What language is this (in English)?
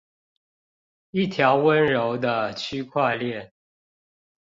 Chinese